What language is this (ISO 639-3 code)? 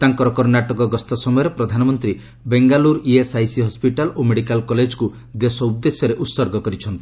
ori